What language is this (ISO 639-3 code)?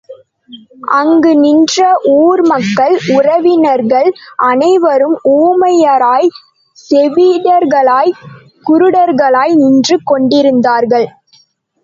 tam